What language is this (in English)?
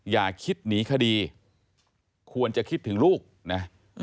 Thai